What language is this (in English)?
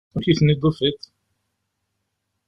Kabyle